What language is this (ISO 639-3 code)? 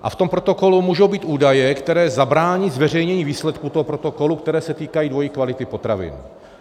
ces